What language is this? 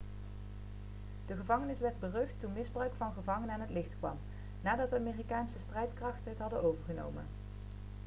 Dutch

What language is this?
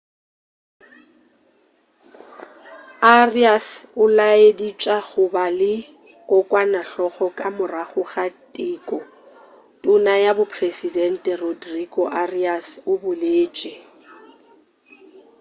Northern Sotho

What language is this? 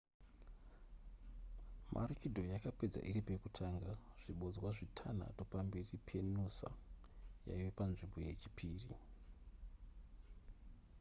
Shona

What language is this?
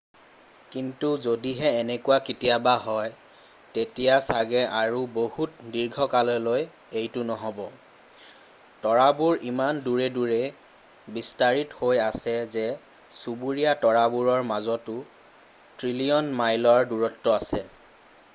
Assamese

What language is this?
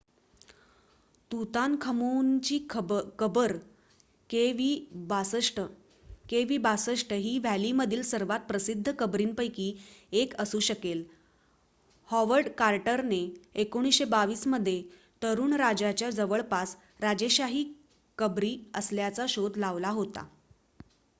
Marathi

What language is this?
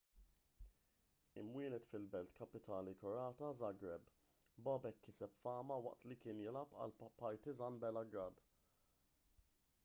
Maltese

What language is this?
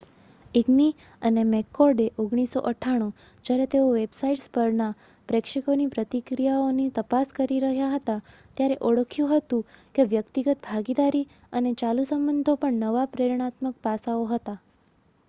Gujarati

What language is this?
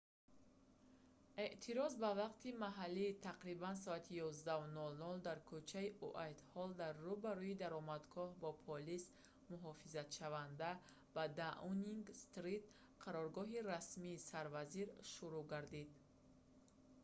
Tajik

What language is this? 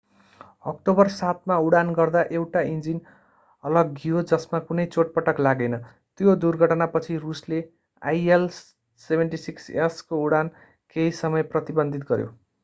Nepali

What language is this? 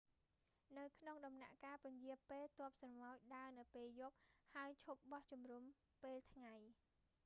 Khmer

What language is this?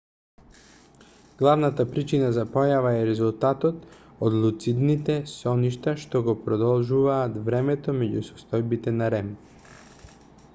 Macedonian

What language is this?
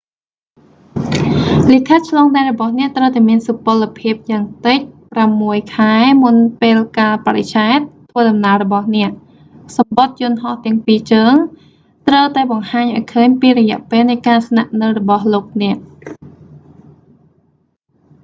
Khmer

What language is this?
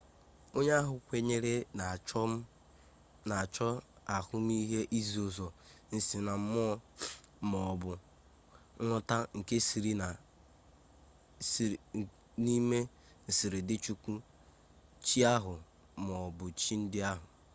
Igbo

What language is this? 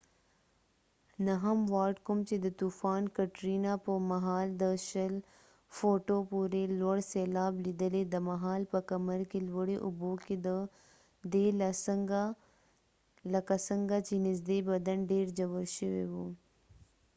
Pashto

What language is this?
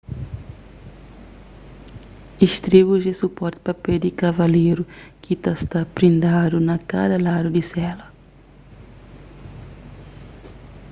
Kabuverdianu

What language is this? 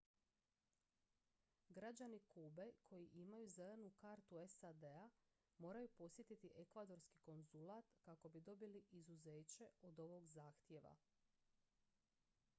Croatian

